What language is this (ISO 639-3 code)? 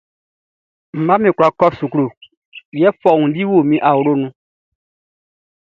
bci